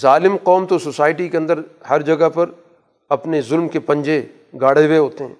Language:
Urdu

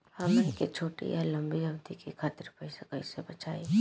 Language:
Bhojpuri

